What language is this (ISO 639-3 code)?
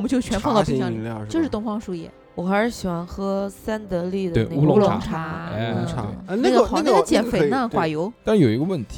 zho